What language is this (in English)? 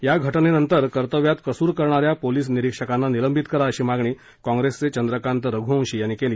Marathi